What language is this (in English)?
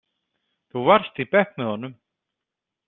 Icelandic